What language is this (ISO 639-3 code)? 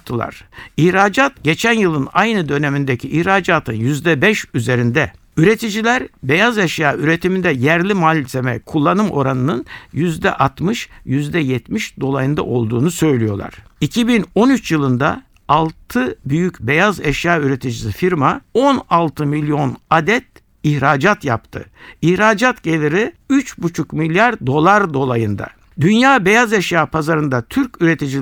tur